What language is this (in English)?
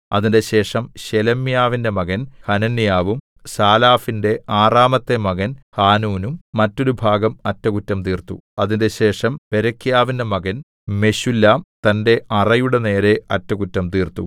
Malayalam